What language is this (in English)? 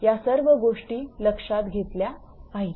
Marathi